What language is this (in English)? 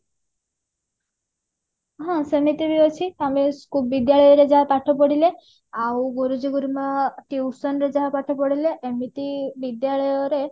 Odia